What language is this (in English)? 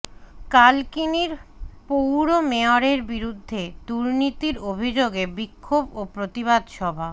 Bangla